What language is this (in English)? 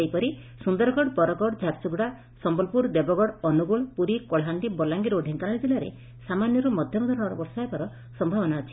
Odia